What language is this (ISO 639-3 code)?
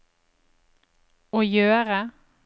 nor